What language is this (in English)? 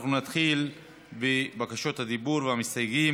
Hebrew